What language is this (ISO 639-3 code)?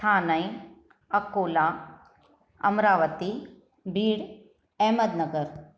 snd